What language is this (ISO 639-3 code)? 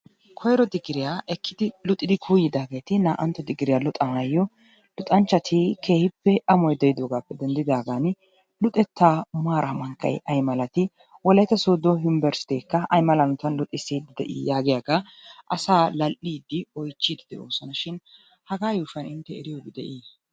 wal